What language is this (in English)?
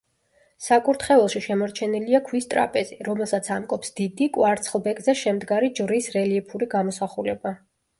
Georgian